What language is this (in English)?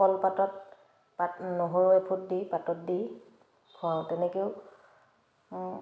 Assamese